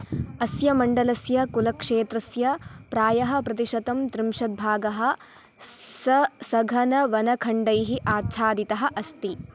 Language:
Sanskrit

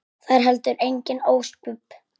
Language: Icelandic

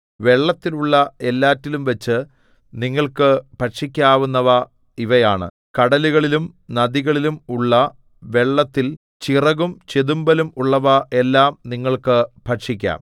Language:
Malayalam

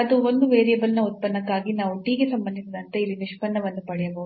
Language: Kannada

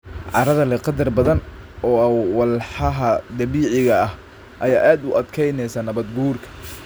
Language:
Somali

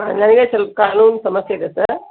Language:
Kannada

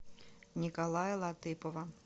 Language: Russian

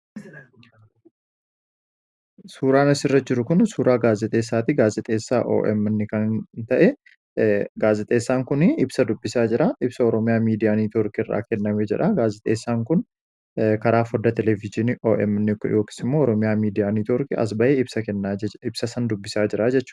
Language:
Oromo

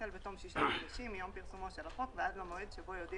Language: Hebrew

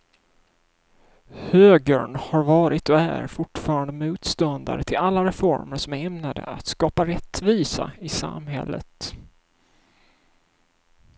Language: Swedish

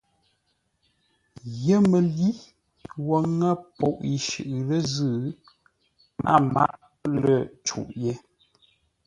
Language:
Ngombale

